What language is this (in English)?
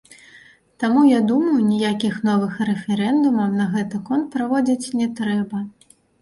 Belarusian